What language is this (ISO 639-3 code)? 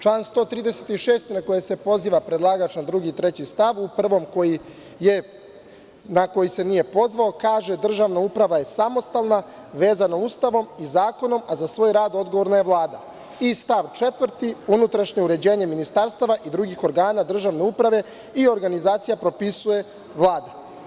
srp